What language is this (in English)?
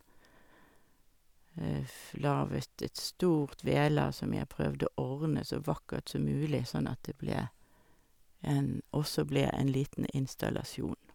Norwegian